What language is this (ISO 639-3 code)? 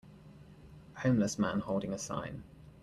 eng